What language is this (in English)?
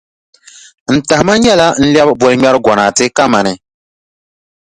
Dagbani